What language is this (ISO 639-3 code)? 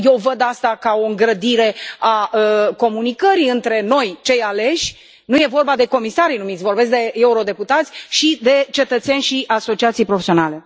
ron